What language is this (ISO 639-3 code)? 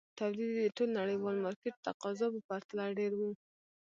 pus